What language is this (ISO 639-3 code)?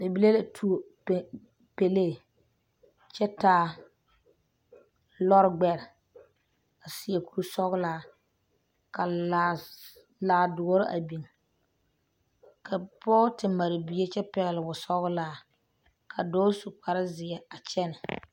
dga